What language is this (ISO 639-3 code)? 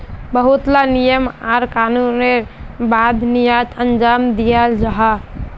mag